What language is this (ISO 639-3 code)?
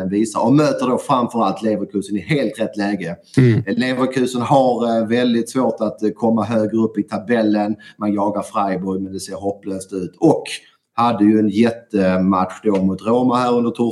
swe